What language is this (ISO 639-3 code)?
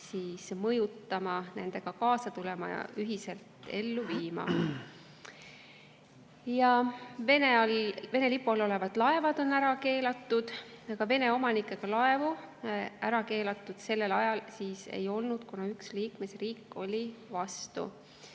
est